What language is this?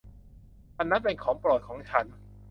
Thai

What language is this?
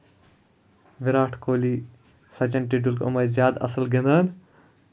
Kashmiri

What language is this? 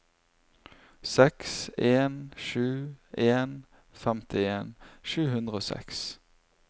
Norwegian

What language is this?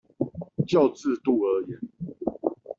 Chinese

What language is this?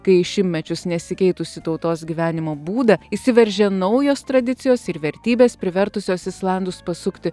Lithuanian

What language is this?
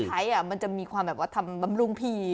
Thai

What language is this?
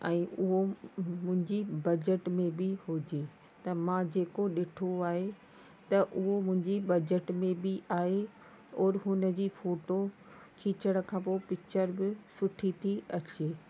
Sindhi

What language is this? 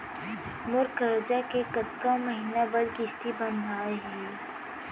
Chhattisgarhi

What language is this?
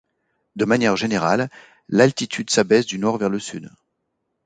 French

